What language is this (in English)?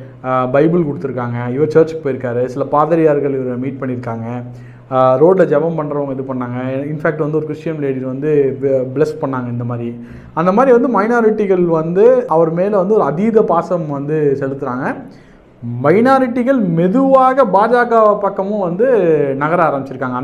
Tamil